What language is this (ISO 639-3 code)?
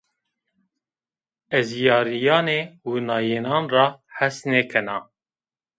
zza